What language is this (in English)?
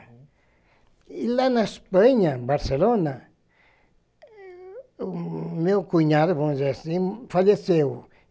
Portuguese